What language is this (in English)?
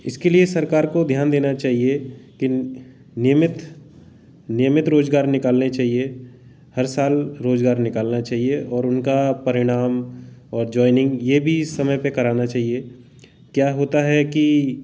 Hindi